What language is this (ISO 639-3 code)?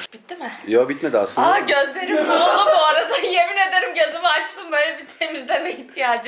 tur